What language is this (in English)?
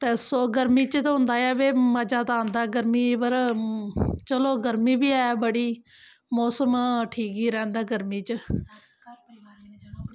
Dogri